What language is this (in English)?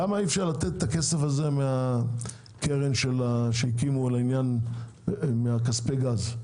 Hebrew